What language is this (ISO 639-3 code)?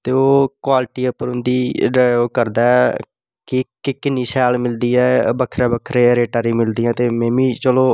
doi